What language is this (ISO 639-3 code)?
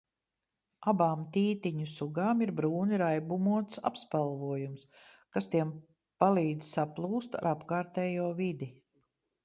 lav